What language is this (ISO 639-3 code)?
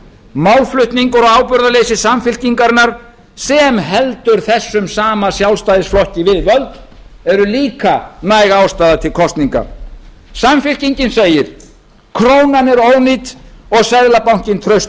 isl